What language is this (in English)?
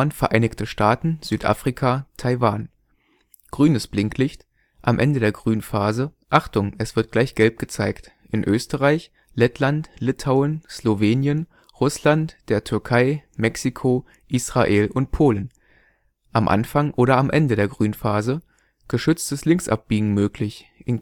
German